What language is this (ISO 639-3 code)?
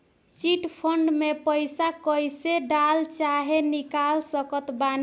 bho